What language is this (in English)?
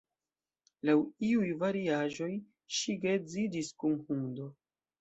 Esperanto